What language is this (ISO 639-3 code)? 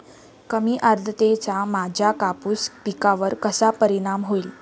mar